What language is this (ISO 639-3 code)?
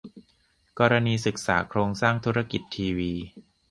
tha